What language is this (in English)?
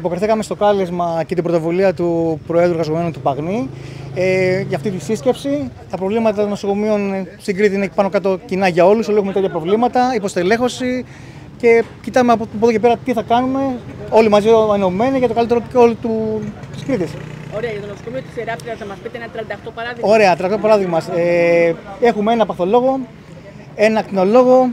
Greek